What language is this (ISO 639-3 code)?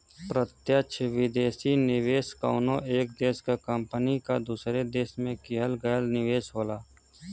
bho